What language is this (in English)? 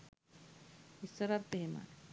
Sinhala